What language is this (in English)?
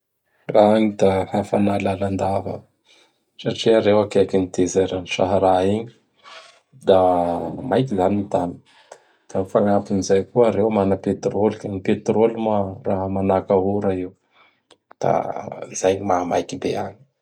Bara Malagasy